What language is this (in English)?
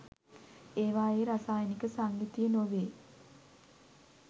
Sinhala